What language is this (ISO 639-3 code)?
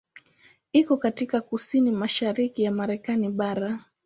swa